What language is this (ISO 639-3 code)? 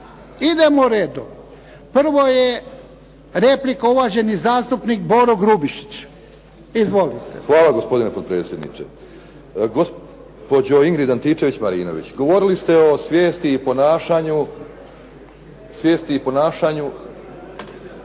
hrv